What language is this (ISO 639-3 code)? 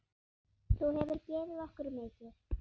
isl